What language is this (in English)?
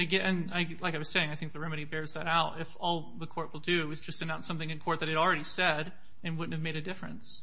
English